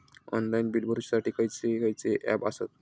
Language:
Marathi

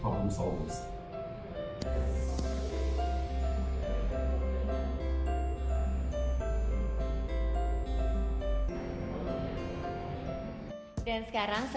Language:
Indonesian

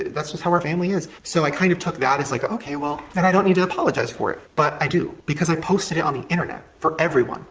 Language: English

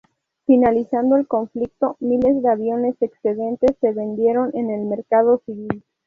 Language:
Spanish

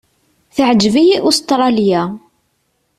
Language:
Kabyle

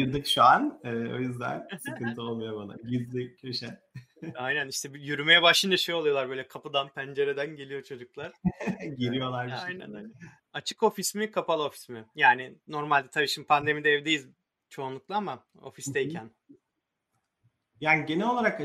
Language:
Turkish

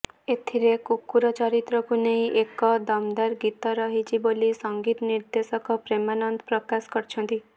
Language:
Odia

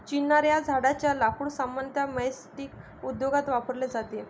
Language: Marathi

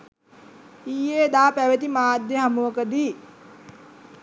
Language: Sinhala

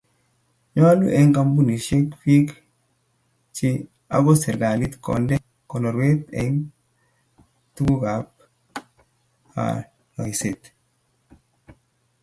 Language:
Kalenjin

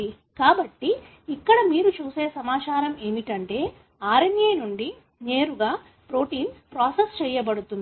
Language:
Telugu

